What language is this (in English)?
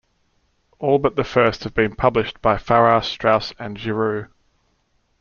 English